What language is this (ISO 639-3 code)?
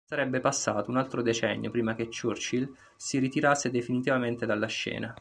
ita